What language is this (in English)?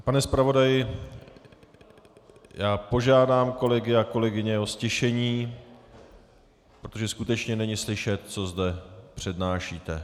Czech